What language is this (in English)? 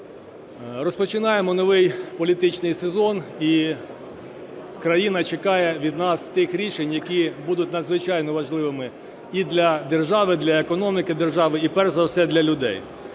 Ukrainian